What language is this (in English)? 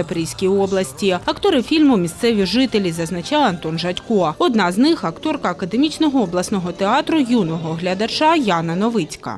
Ukrainian